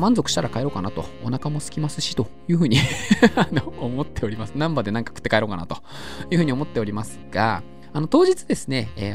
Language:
Japanese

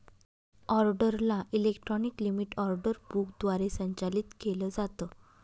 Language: Marathi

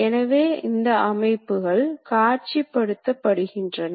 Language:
Tamil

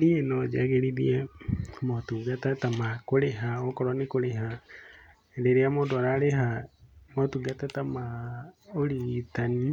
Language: Kikuyu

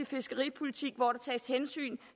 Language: Danish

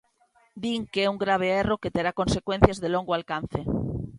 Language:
Galician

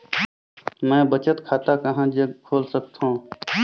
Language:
Chhattisgarhi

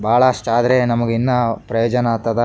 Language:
Kannada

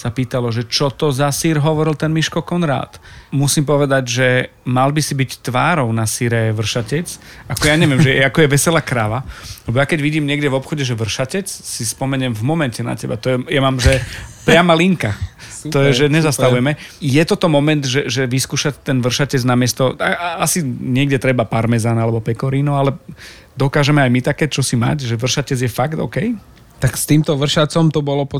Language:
Slovak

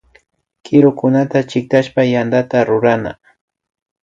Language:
Imbabura Highland Quichua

